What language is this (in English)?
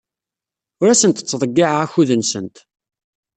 Kabyle